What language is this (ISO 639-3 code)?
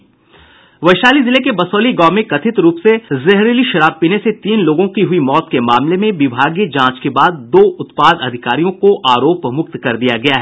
hin